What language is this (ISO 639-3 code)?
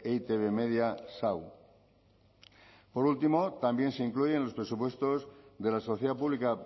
spa